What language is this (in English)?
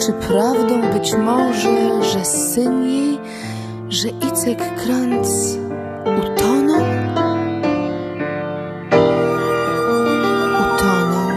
Polish